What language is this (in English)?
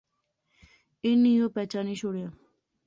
Pahari-Potwari